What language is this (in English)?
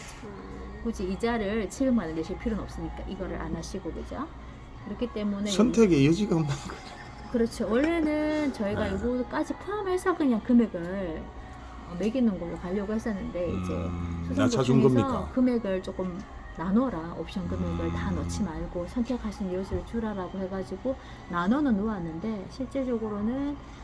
Korean